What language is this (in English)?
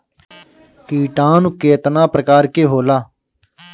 Bhojpuri